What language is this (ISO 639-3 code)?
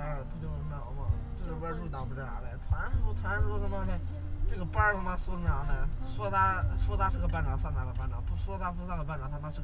zho